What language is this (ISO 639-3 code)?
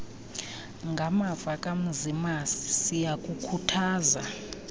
xho